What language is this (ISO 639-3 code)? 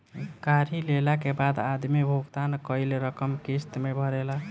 bho